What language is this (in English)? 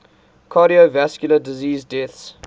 English